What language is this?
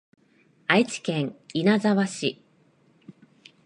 Japanese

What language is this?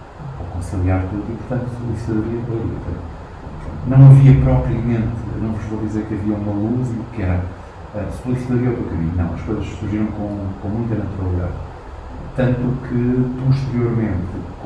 Portuguese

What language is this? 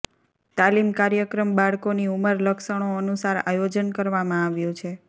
Gujarati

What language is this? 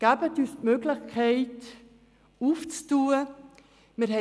Swiss German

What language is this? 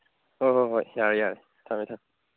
Manipuri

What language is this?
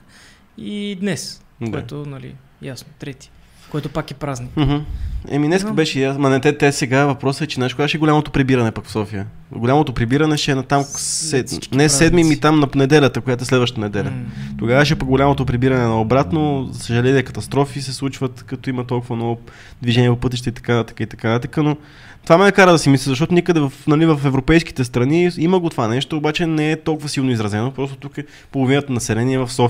Bulgarian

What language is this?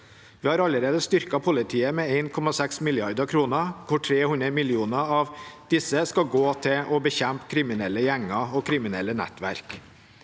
Norwegian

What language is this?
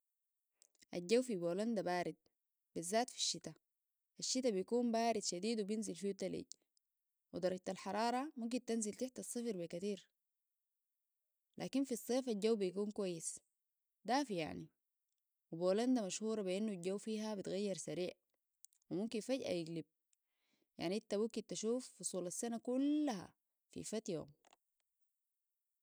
Sudanese Arabic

